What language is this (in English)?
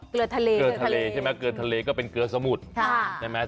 Thai